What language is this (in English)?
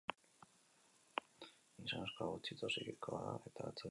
Basque